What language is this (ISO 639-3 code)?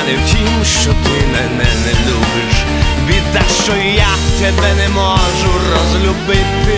ukr